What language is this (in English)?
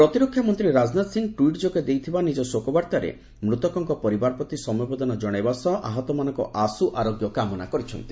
Odia